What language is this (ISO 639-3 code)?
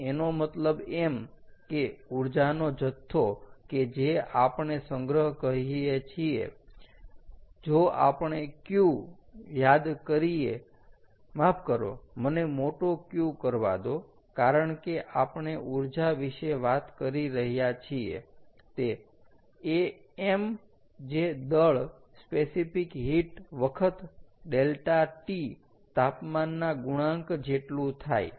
guj